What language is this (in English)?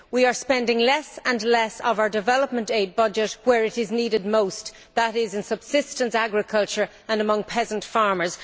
English